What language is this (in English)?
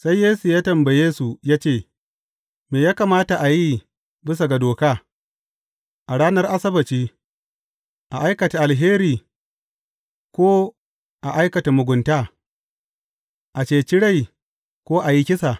Hausa